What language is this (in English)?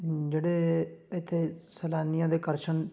Punjabi